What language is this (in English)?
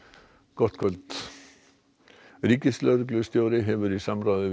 Icelandic